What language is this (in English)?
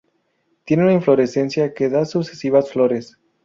Spanish